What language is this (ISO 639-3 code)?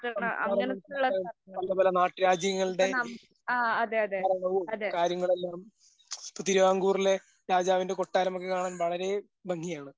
mal